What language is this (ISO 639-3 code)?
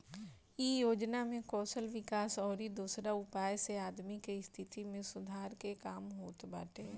bho